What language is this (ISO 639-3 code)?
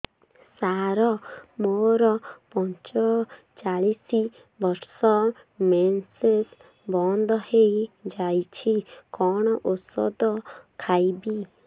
ori